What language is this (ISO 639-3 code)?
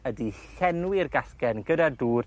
cym